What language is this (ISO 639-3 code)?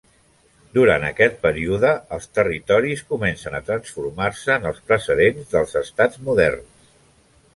cat